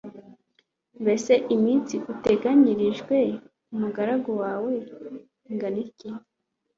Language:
Kinyarwanda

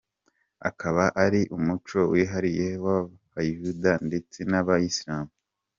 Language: Kinyarwanda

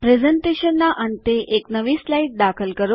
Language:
Gujarati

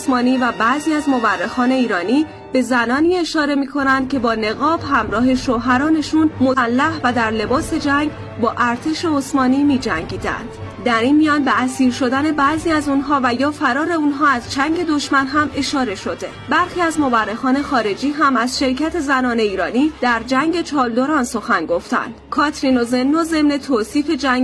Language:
Persian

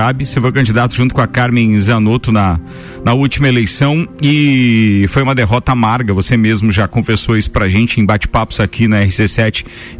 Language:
Portuguese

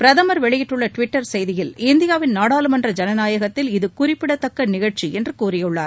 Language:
Tamil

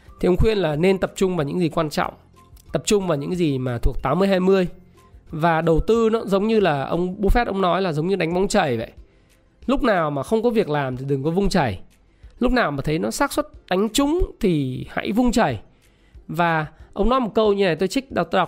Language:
Vietnamese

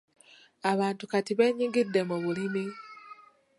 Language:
Ganda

